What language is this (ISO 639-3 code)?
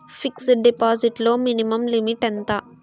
tel